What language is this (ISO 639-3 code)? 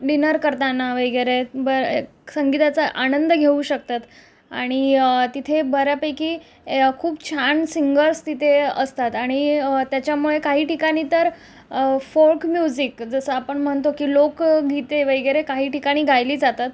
mar